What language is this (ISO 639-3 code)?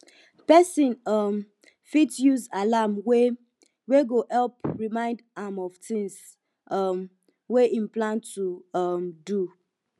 pcm